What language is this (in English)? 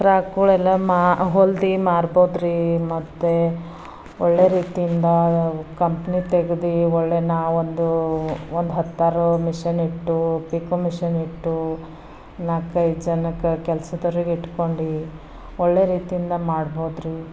Kannada